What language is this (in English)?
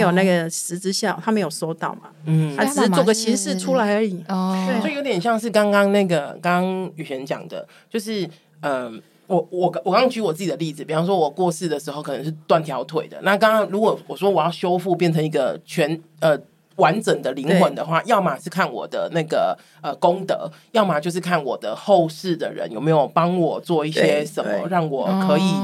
Chinese